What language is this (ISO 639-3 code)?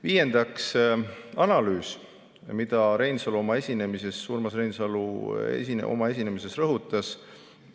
est